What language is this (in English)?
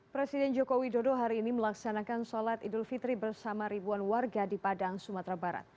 Indonesian